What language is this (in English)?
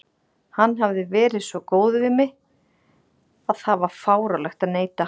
Icelandic